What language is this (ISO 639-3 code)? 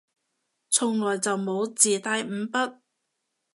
yue